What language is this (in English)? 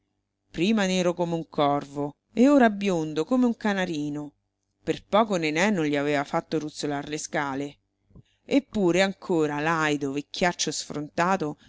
Italian